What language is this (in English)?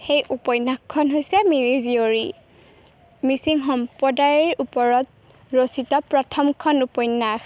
Assamese